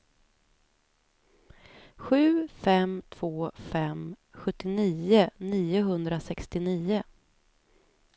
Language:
Swedish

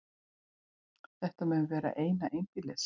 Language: Icelandic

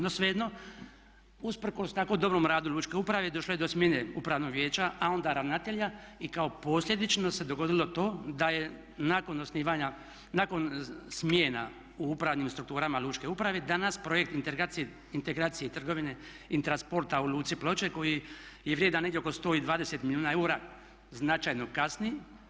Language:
Croatian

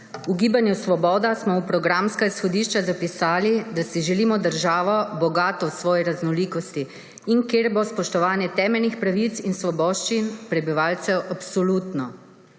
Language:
Slovenian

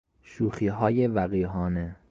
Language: Persian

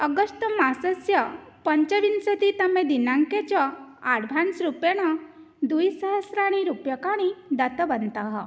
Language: Sanskrit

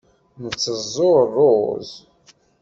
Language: Kabyle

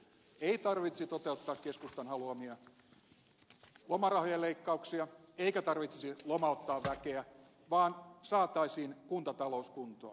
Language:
Finnish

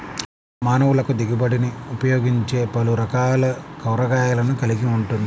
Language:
Telugu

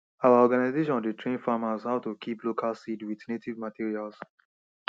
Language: Nigerian Pidgin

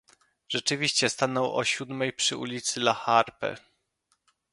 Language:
Polish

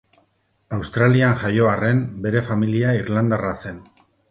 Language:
Basque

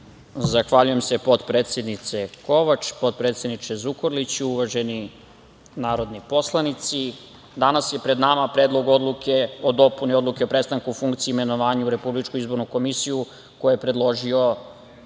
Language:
Serbian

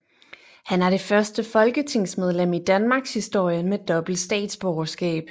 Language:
Danish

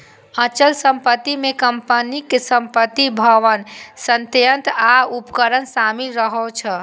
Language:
Maithili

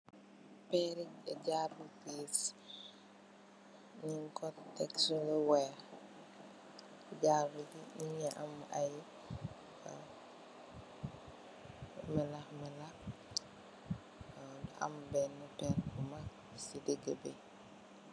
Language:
Wolof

